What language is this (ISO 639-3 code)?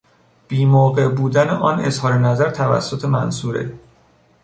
fas